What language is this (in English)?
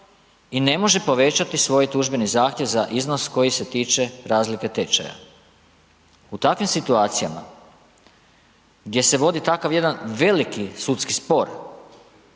Croatian